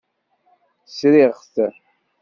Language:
Kabyle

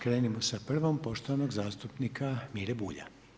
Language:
Croatian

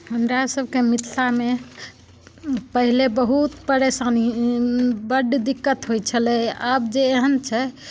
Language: Maithili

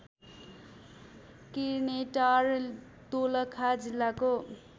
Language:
Nepali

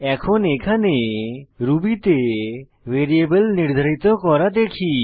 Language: Bangla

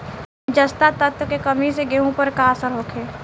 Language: Bhojpuri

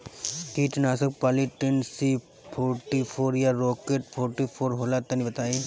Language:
Bhojpuri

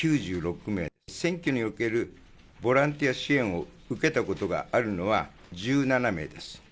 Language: Japanese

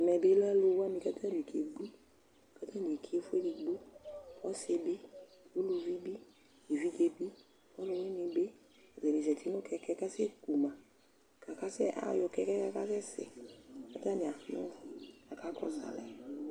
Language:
Ikposo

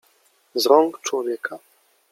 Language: Polish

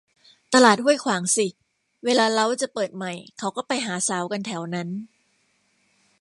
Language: Thai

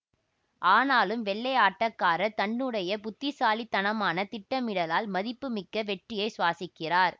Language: Tamil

